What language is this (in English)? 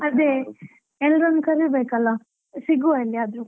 Kannada